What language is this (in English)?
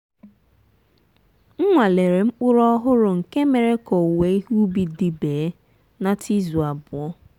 Igbo